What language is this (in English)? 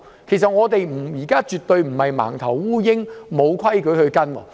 Cantonese